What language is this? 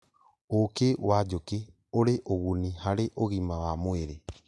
Kikuyu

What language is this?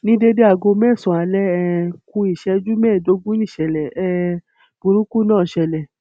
Yoruba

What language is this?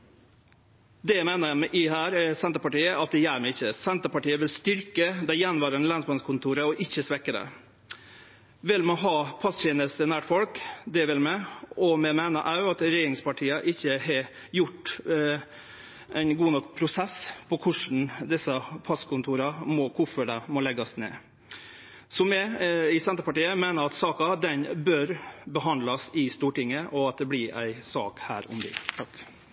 Norwegian Nynorsk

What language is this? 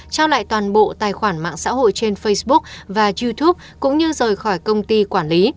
Vietnamese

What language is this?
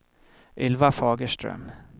Swedish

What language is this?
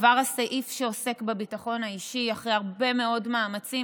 Hebrew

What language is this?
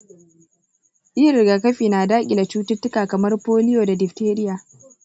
Hausa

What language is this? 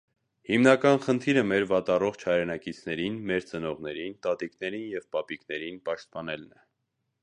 Armenian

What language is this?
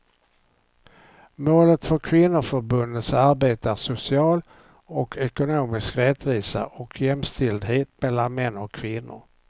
Swedish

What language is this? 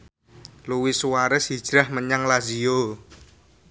Javanese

